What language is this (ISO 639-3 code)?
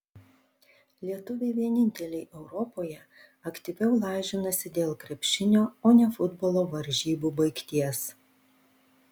lit